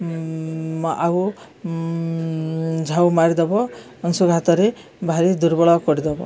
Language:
Odia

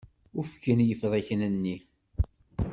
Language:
Kabyle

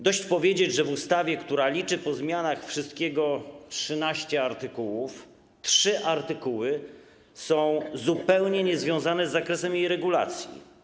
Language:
Polish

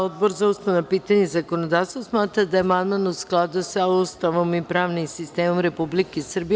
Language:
Serbian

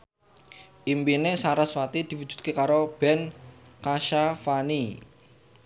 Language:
Javanese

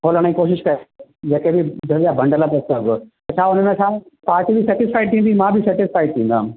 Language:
Sindhi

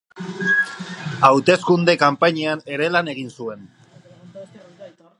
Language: Basque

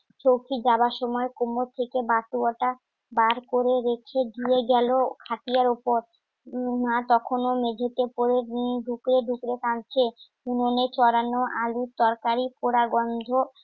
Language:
Bangla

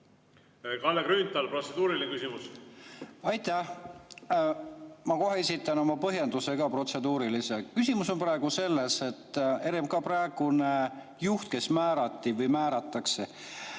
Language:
Estonian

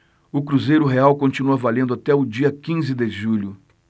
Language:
Portuguese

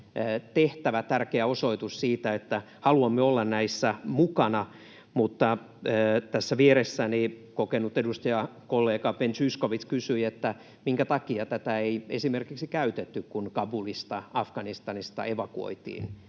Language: Finnish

